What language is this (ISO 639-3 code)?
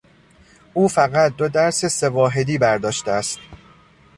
fas